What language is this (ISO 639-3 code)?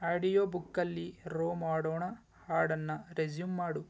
kan